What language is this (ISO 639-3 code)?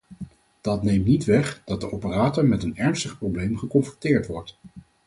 nld